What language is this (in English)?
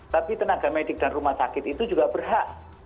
Indonesian